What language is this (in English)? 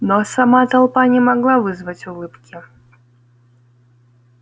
Russian